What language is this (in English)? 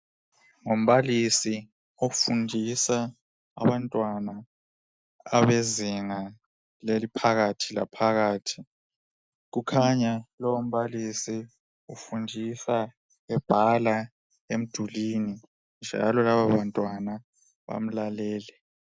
North Ndebele